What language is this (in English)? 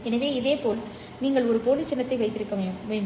Tamil